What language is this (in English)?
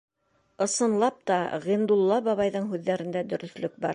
Bashkir